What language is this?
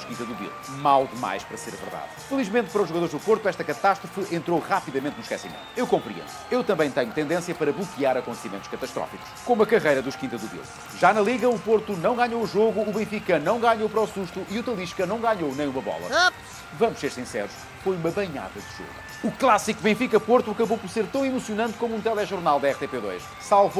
Portuguese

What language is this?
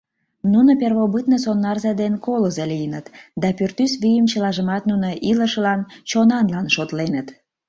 Mari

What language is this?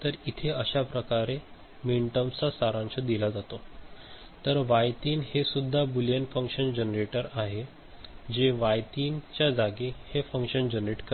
Marathi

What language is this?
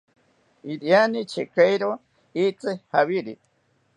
South Ucayali Ashéninka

